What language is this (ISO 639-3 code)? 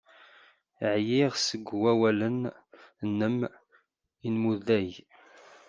kab